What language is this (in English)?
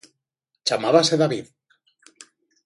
Galician